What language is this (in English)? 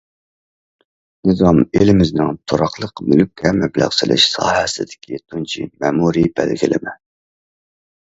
Uyghur